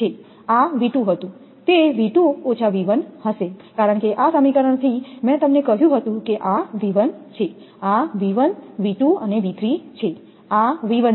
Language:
Gujarati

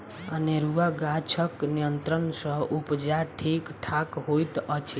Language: Maithili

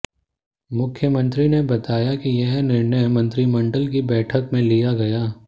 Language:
Hindi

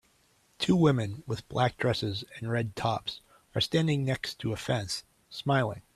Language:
English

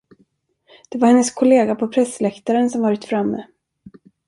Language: Swedish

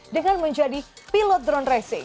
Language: Indonesian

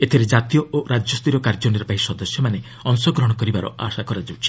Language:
Odia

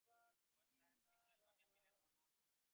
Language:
Bangla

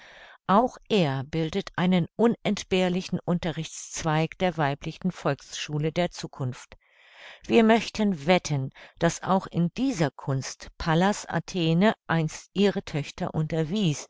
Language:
German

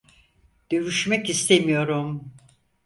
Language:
Turkish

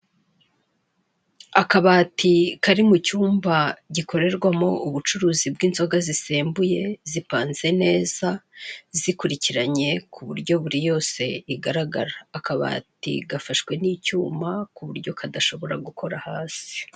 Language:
Kinyarwanda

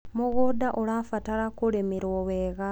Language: Kikuyu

